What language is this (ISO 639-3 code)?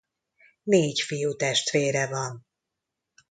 hun